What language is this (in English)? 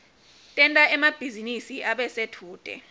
Swati